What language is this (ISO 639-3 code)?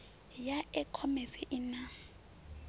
ven